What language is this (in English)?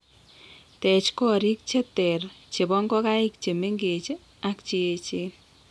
Kalenjin